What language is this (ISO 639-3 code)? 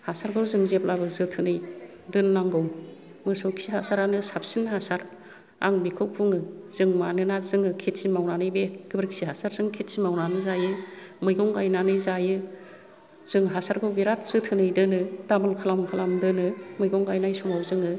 brx